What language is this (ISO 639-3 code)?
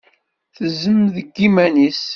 kab